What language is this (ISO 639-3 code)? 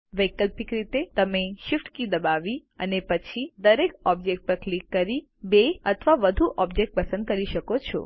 guj